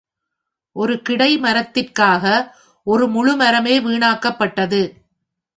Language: Tamil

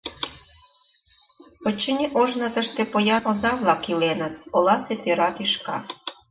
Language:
Mari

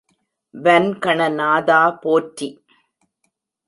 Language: Tamil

